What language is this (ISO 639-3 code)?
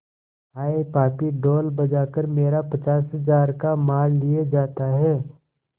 hin